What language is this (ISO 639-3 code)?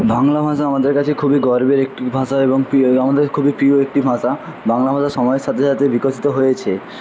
ben